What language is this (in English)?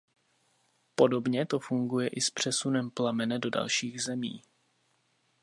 Czech